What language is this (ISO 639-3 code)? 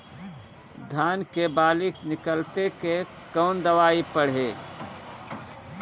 bho